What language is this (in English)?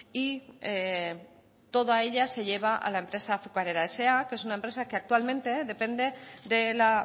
Spanish